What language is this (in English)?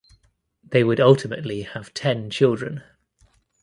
English